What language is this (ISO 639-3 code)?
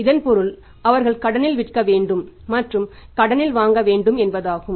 tam